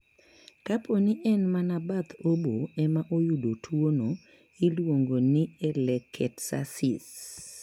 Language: Luo (Kenya and Tanzania)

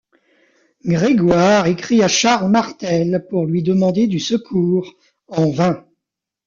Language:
French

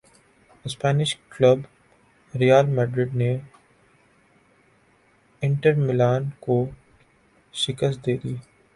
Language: Urdu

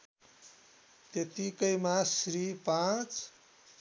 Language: Nepali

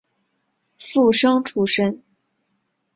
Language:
Chinese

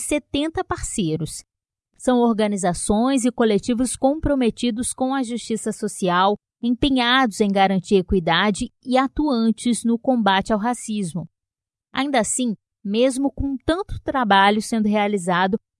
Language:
Portuguese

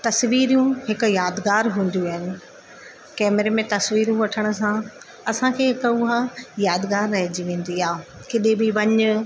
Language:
Sindhi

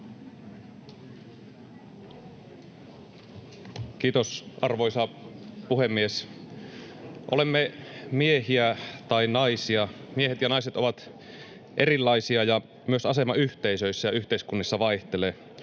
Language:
Finnish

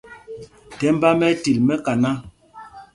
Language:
Mpumpong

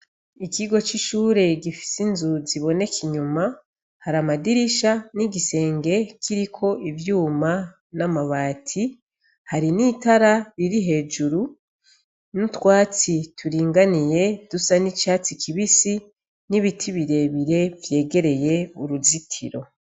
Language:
Rundi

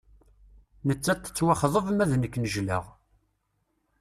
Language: Kabyle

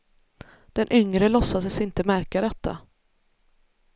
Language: Swedish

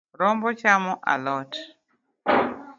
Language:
Luo (Kenya and Tanzania)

